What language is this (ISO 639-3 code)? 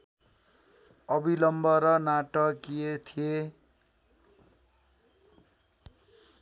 nep